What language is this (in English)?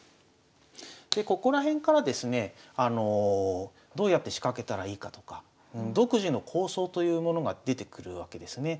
Japanese